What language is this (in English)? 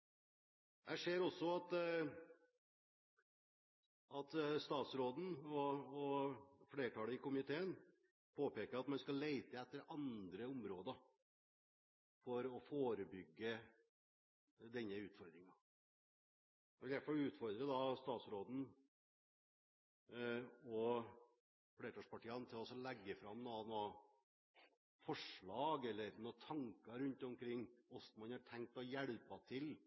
Norwegian Bokmål